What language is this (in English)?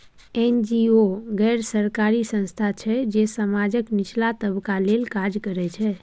Maithili